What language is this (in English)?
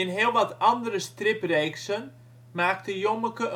Dutch